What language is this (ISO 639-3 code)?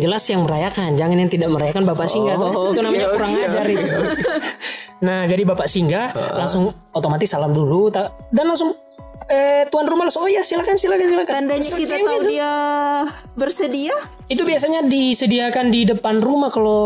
ind